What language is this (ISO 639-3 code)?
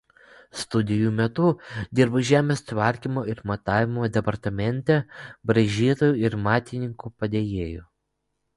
lit